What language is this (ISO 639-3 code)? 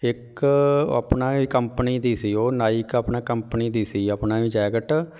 pan